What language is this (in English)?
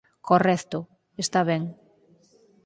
Galician